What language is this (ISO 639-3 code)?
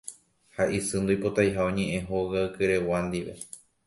grn